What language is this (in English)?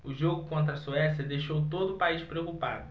Portuguese